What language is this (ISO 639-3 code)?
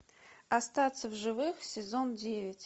rus